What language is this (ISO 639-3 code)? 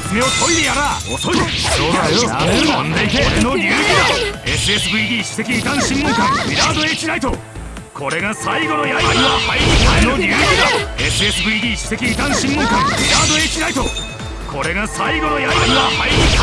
jpn